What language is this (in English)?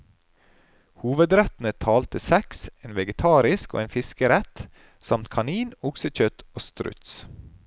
Norwegian